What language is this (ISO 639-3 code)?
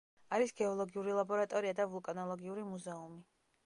kat